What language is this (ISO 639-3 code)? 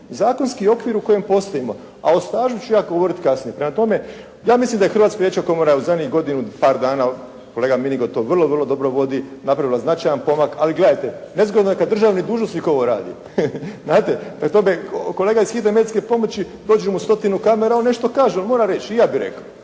hrv